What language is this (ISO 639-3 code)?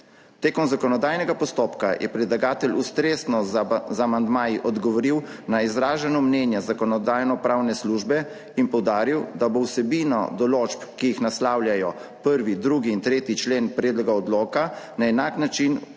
slv